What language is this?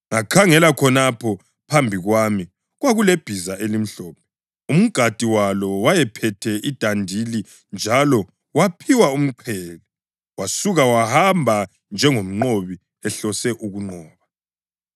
North Ndebele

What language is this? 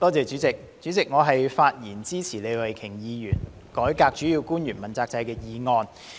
Cantonese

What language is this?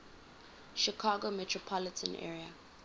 English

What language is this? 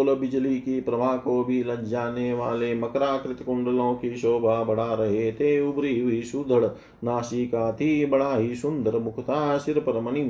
Hindi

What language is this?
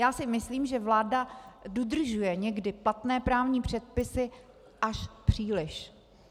Czech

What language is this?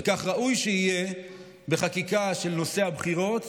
Hebrew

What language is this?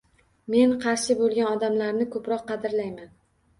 Uzbek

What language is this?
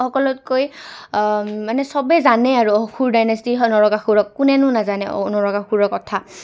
Assamese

